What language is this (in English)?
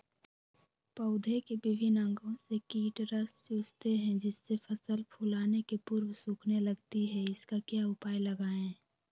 Magahi